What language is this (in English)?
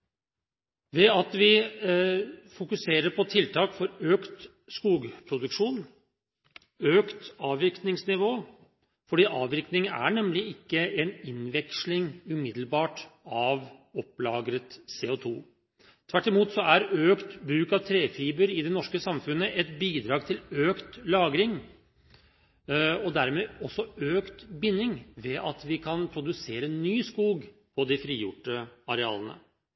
Norwegian Bokmål